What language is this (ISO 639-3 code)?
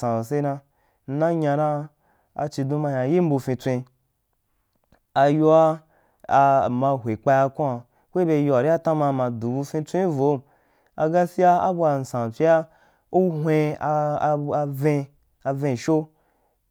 juk